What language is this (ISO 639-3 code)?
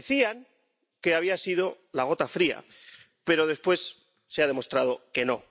spa